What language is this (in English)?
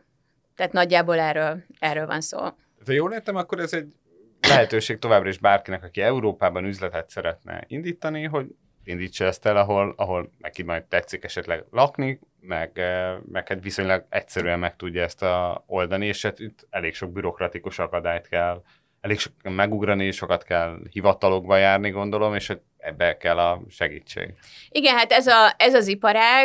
Hungarian